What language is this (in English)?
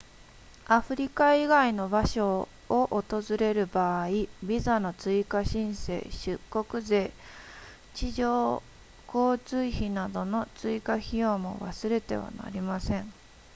Japanese